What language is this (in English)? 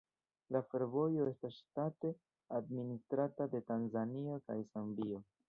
Esperanto